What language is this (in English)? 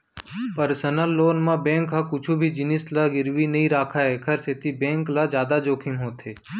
Chhattisgarhi